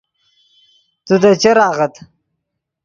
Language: Yidgha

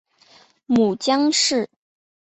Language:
Chinese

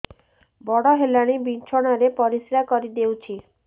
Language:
Odia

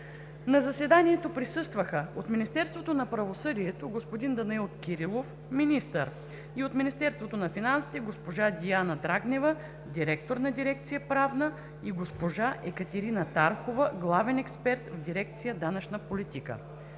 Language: Bulgarian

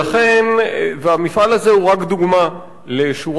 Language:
Hebrew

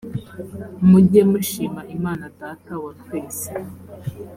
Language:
Kinyarwanda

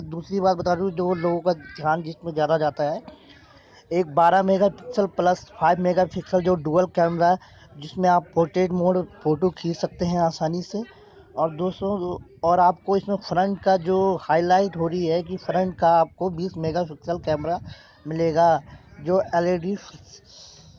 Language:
Hindi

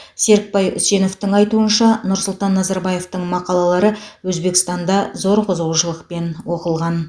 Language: Kazakh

